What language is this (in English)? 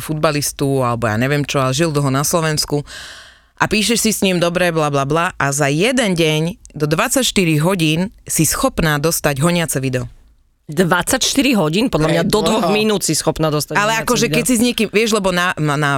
Slovak